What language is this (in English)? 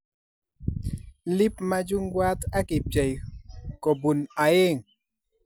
Kalenjin